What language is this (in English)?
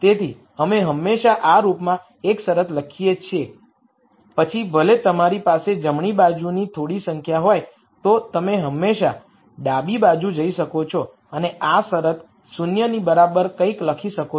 Gujarati